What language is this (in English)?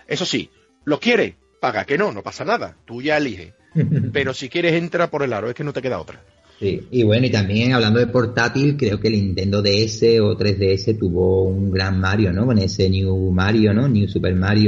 Spanish